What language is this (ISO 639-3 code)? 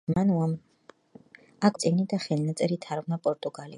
kat